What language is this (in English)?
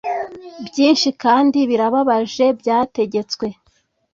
Kinyarwanda